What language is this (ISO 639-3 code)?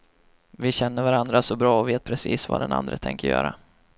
swe